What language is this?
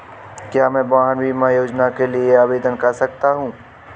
Hindi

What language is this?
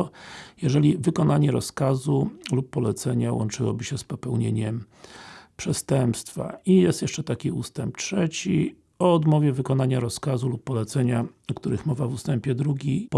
Polish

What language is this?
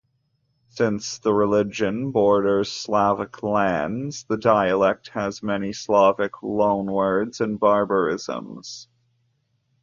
English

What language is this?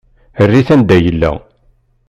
Kabyle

